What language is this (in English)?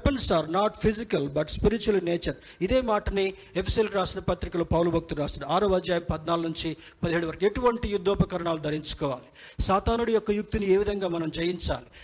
Telugu